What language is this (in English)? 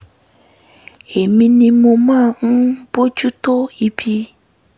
Yoruba